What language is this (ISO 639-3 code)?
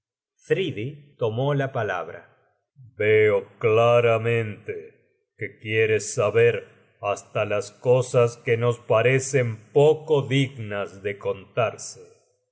spa